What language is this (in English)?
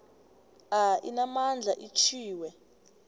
South Ndebele